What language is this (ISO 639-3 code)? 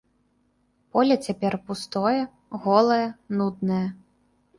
bel